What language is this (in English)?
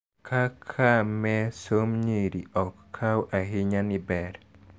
Luo (Kenya and Tanzania)